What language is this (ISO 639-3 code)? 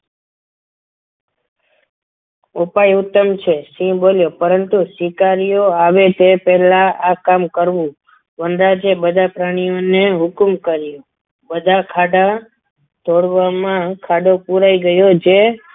guj